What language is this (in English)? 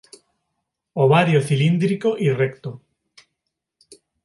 Spanish